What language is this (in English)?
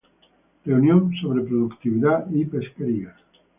Spanish